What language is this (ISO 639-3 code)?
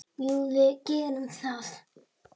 isl